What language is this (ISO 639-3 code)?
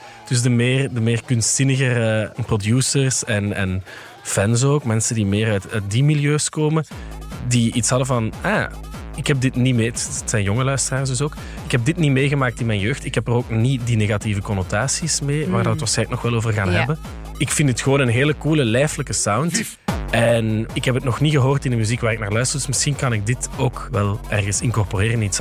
nld